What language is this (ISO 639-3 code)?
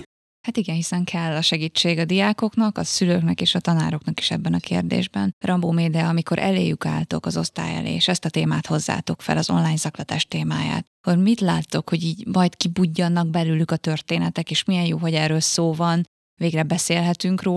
hun